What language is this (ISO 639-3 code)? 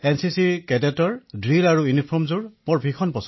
asm